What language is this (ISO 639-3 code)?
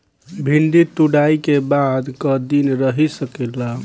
bho